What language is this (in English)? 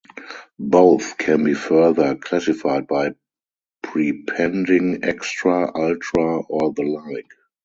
English